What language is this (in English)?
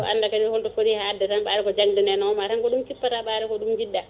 Fula